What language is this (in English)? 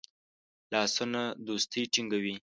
Pashto